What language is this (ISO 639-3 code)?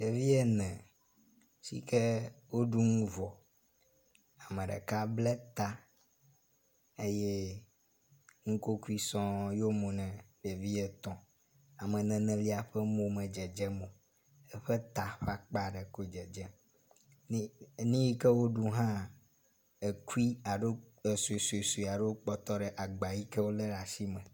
ewe